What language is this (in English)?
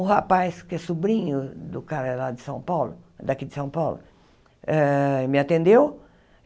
Portuguese